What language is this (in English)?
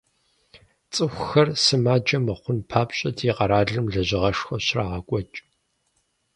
Kabardian